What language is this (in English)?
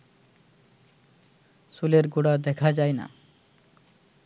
Bangla